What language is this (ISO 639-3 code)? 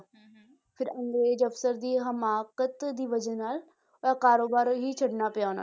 pan